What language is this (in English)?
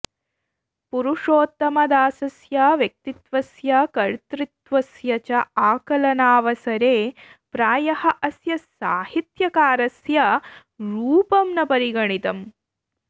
Sanskrit